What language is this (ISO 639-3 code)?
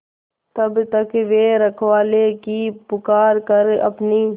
hin